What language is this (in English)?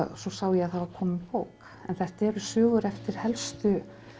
Icelandic